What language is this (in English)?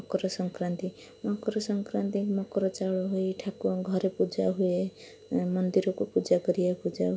Odia